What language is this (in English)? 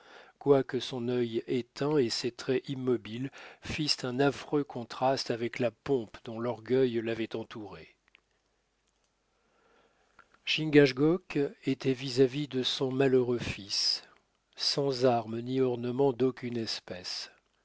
French